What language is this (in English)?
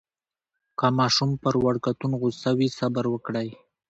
Pashto